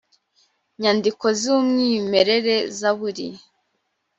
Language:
Kinyarwanda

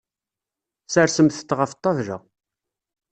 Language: Kabyle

